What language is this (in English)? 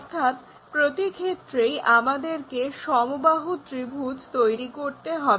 Bangla